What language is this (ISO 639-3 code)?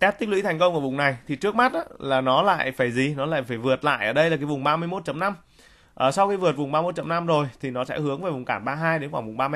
vie